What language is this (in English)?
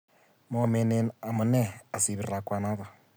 Kalenjin